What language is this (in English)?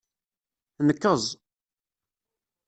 Kabyle